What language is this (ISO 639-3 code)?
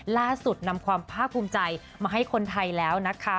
tha